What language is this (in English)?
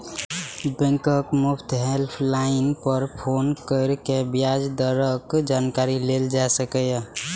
Maithili